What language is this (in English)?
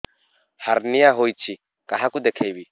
Odia